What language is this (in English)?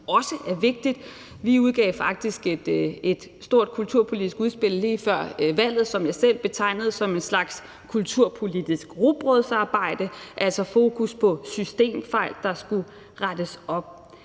Danish